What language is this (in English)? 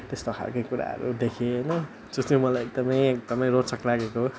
Nepali